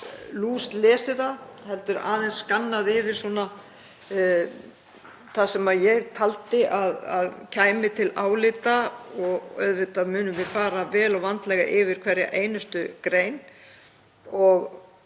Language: Icelandic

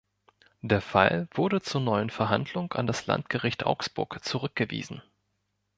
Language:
German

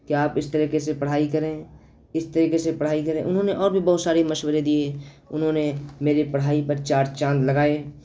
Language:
Urdu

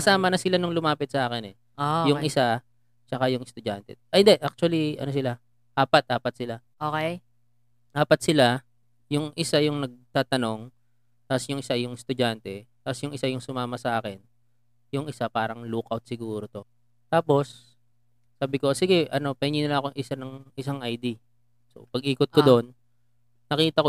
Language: Filipino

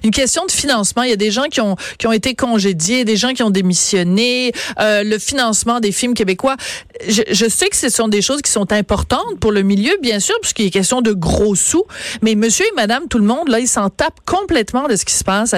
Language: French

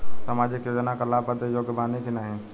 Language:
Bhojpuri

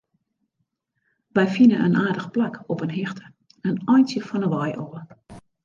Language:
Western Frisian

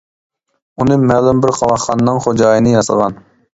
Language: Uyghur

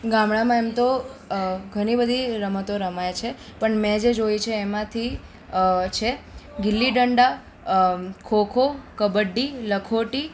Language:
Gujarati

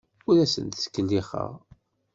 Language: Kabyle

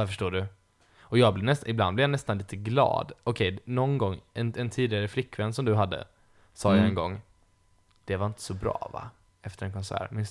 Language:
Swedish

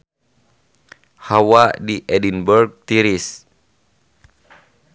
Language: Sundanese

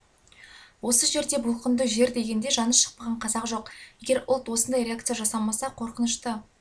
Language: Kazakh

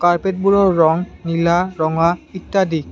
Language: Assamese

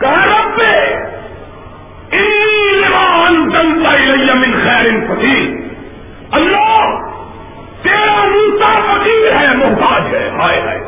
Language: Urdu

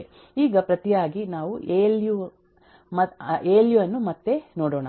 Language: Kannada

